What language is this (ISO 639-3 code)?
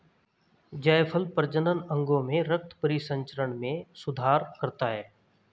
hin